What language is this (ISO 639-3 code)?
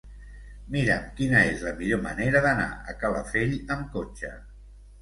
cat